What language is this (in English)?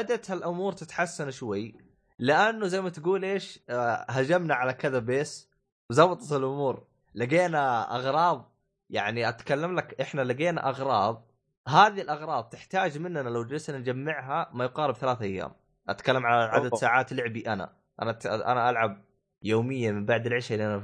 Arabic